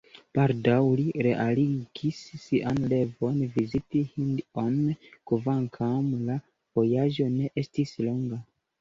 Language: Esperanto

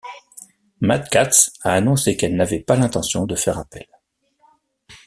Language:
French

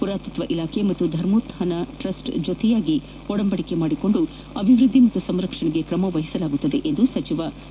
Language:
Kannada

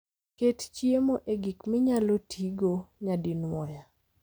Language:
Luo (Kenya and Tanzania)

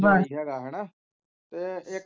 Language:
Punjabi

